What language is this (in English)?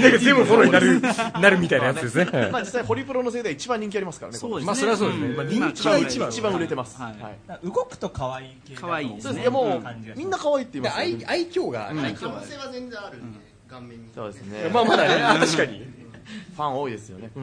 Japanese